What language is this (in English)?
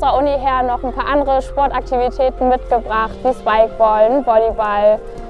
German